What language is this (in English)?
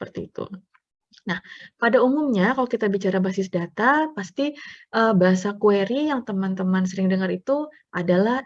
Indonesian